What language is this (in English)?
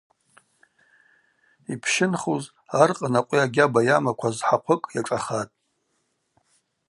Abaza